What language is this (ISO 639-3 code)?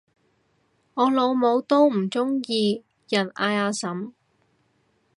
yue